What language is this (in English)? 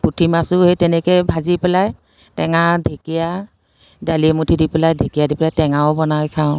Assamese